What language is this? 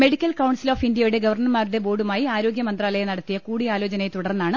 Malayalam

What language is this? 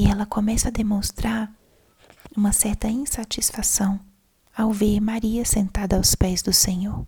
Portuguese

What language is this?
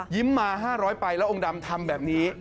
Thai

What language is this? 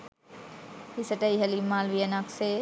Sinhala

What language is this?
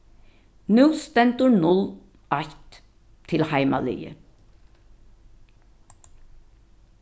Faroese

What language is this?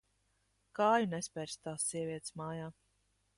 Latvian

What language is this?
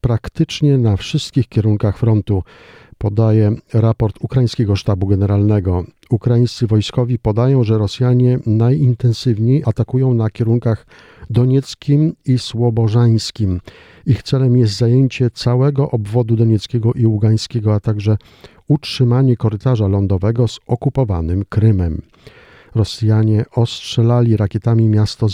Polish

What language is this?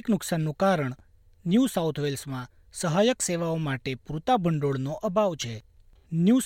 Gujarati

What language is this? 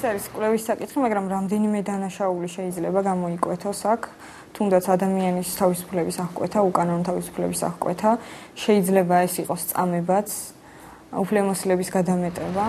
Romanian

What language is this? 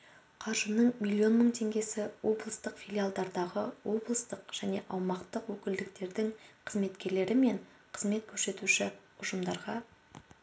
Kazakh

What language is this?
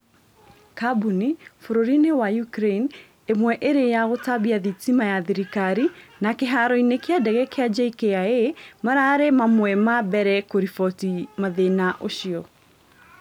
Kikuyu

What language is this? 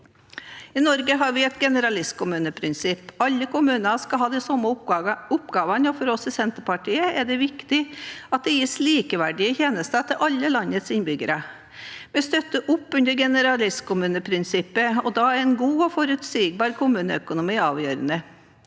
Norwegian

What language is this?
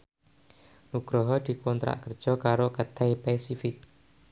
Javanese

